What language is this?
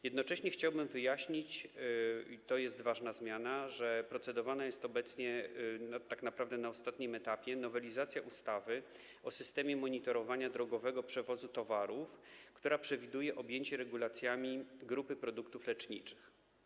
Polish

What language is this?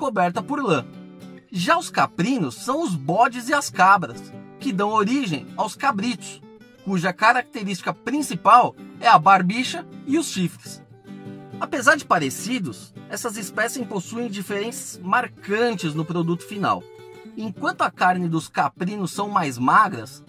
Portuguese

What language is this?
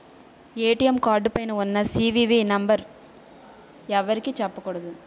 Telugu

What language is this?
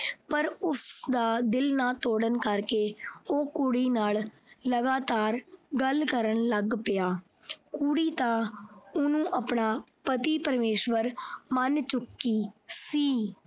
Punjabi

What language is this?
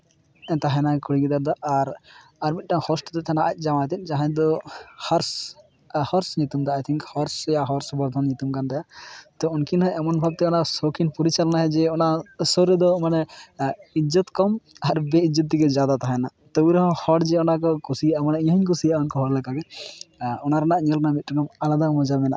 Santali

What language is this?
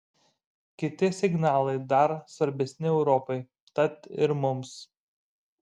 Lithuanian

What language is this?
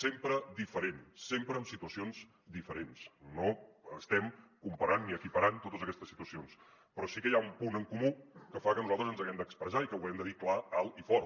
Catalan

